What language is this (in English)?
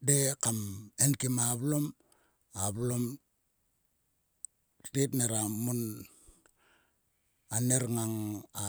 Sulka